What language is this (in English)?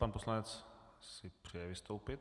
Czech